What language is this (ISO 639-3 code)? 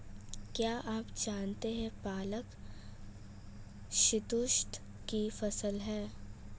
hin